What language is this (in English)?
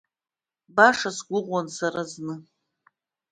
Abkhazian